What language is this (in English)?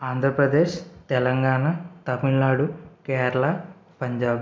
Telugu